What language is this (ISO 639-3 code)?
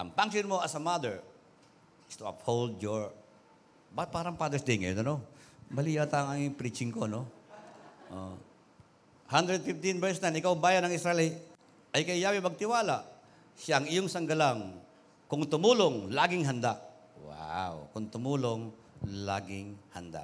fil